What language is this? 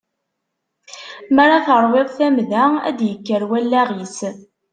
Kabyle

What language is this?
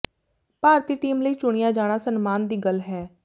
Punjabi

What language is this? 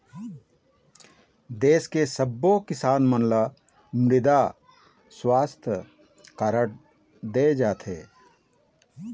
Chhattisgarhi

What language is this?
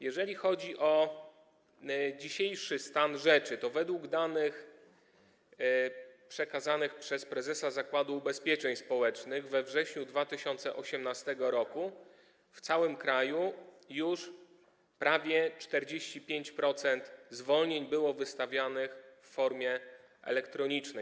Polish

